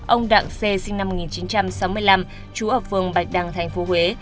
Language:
Vietnamese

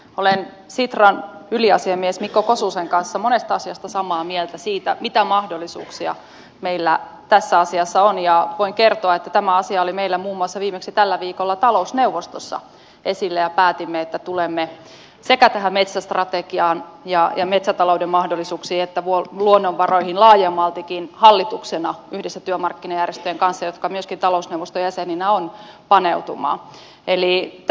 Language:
Finnish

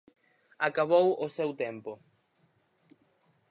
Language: Galician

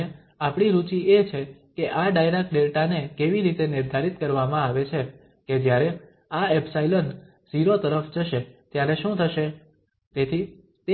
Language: Gujarati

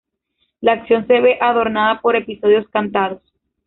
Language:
Spanish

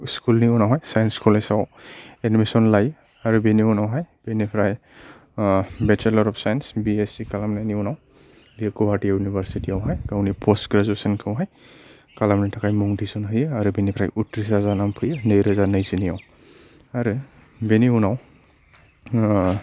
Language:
Bodo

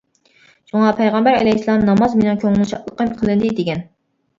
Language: Uyghur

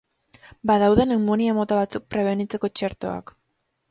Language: Basque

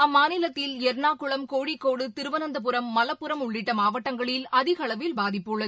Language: Tamil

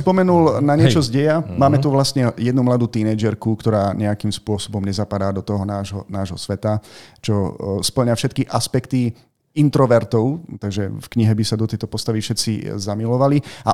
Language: Slovak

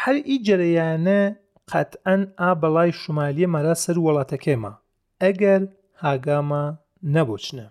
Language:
Persian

